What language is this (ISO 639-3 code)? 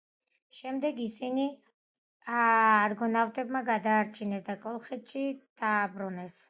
kat